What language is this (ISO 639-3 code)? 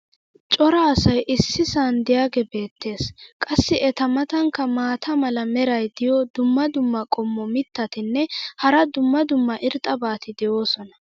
wal